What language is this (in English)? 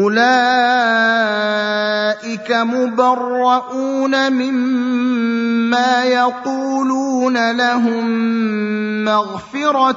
Arabic